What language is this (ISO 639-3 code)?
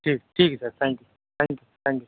urd